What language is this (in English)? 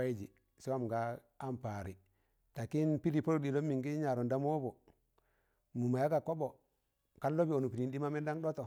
Tangale